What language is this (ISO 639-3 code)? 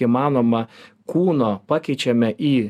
lit